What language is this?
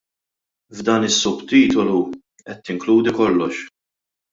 Maltese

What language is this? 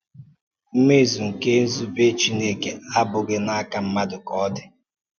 Igbo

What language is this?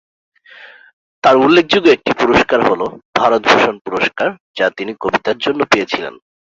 Bangla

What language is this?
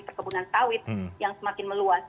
Indonesian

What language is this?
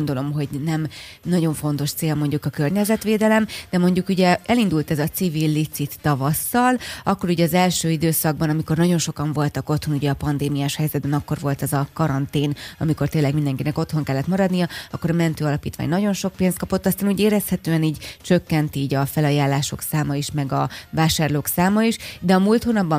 Hungarian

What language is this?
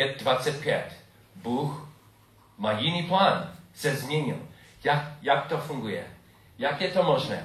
Czech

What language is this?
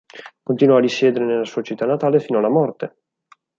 Italian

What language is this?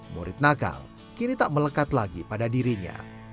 Indonesian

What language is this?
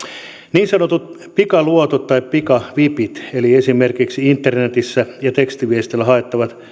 Finnish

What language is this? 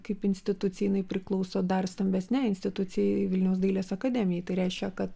Lithuanian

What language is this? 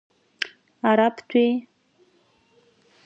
Abkhazian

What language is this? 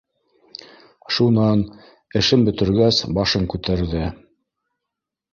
Bashkir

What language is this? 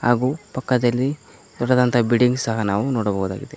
Kannada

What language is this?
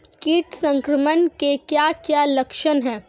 Hindi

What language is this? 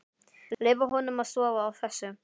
Icelandic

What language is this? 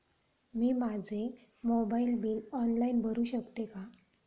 Marathi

